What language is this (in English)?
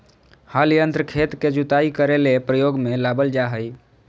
Magahi